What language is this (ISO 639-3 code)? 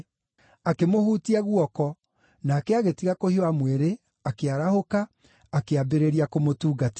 kik